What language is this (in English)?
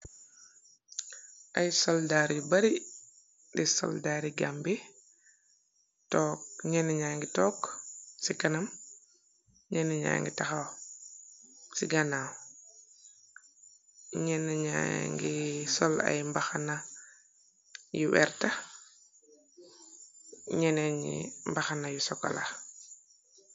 Wolof